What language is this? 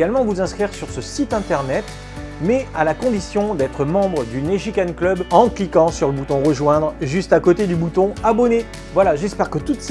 French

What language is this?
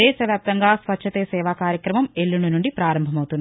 Telugu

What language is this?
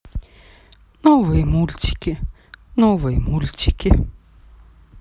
Russian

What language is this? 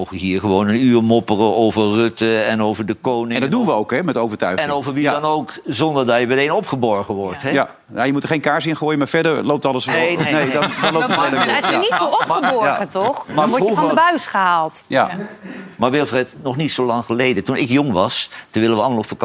Dutch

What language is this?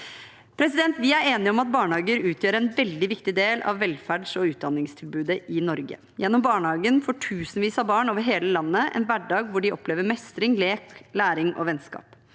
Norwegian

